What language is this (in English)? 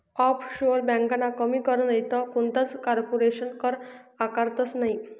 Marathi